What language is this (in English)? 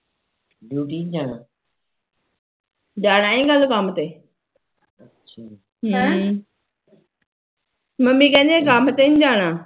Punjabi